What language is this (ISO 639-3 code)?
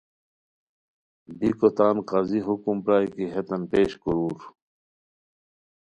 khw